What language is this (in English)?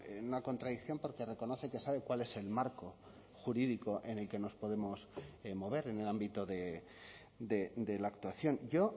Spanish